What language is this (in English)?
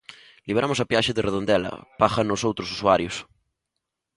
Galician